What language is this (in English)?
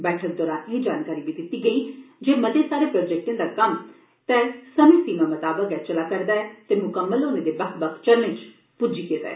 Dogri